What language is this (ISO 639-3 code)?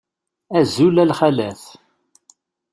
kab